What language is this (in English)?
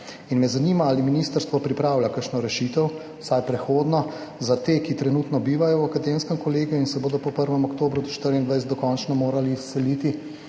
Slovenian